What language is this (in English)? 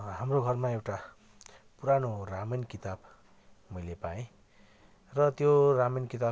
Nepali